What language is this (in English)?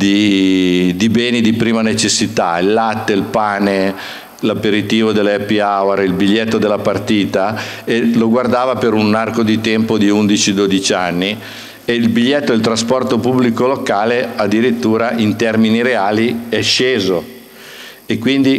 Italian